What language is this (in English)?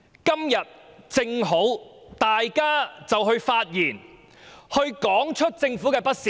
Cantonese